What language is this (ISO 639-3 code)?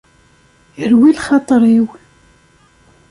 kab